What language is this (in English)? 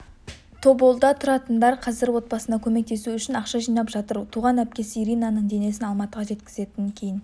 Kazakh